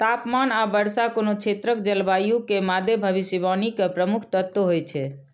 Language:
Maithili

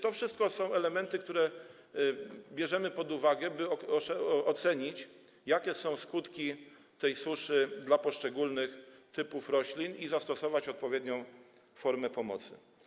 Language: Polish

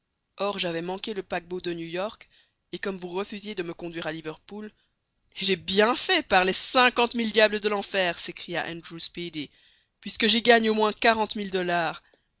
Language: French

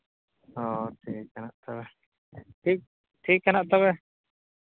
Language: Santali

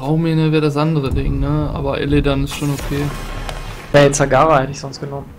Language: German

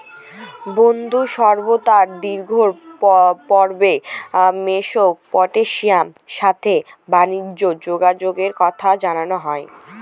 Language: Bangla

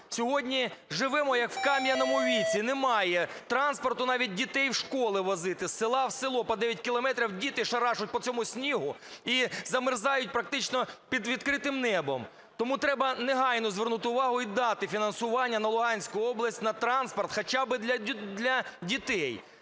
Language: Ukrainian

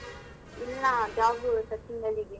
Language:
Kannada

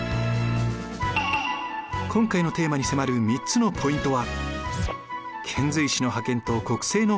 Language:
Japanese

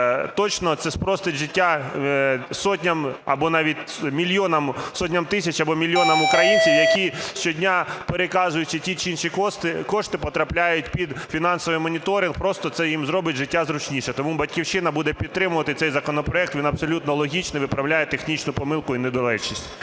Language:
Ukrainian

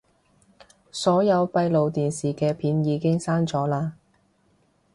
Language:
Cantonese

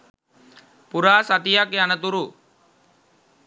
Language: Sinhala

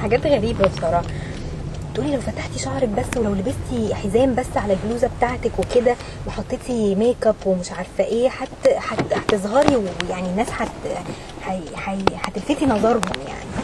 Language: Arabic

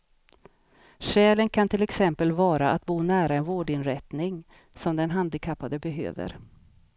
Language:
Swedish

